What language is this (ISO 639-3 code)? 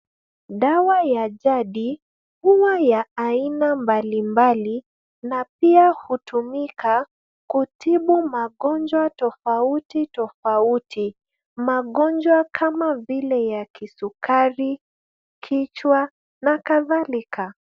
swa